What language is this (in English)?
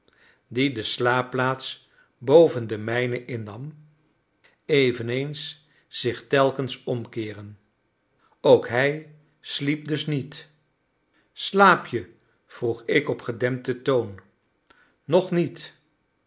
Dutch